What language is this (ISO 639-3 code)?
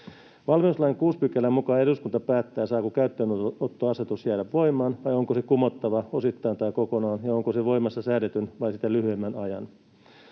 fin